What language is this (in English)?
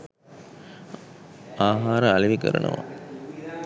Sinhala